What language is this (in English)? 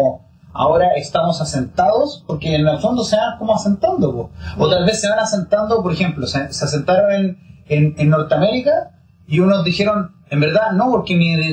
Spanish